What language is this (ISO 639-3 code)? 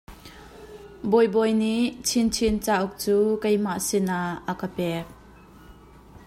cnh